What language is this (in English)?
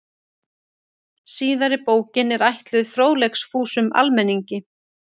Icelandic